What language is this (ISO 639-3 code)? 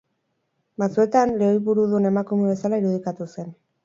eus